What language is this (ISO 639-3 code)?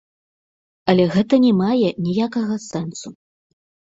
bel